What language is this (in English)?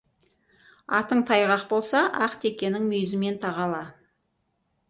Kazakh